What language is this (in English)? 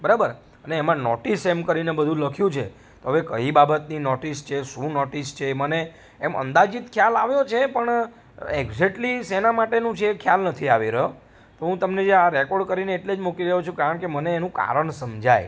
Gujarati